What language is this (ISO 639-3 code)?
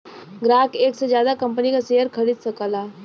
bho